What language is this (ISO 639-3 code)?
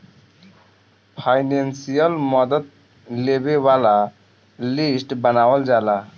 bho